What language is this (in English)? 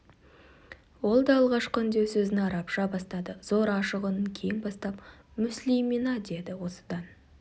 Kazakh